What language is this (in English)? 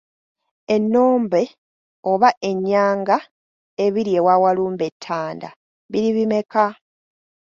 Ganda